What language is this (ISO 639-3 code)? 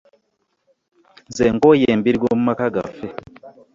lug